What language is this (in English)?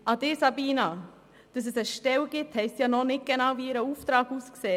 Swiss German